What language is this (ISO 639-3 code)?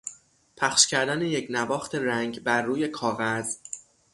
fas